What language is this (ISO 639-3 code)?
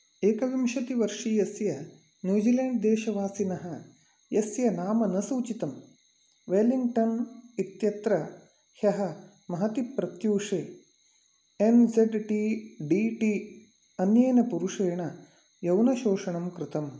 san